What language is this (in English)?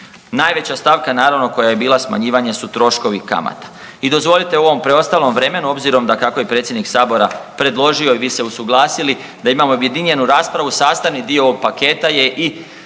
Croatian